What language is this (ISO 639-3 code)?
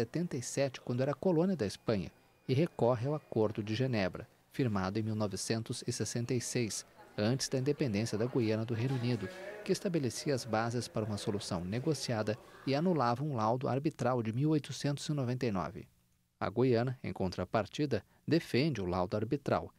por